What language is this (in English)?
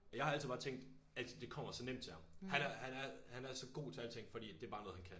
Danish